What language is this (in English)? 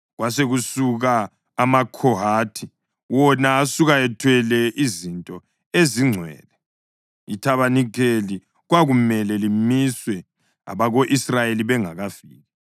North Ndebele